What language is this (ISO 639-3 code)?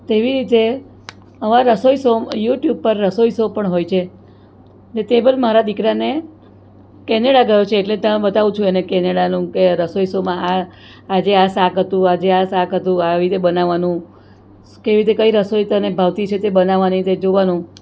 guj